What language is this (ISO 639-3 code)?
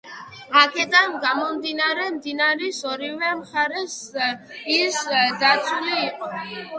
kat